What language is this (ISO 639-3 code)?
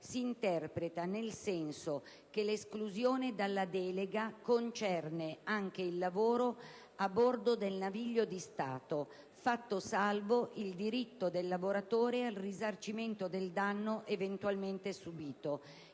ita